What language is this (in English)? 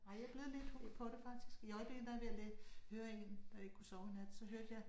Danish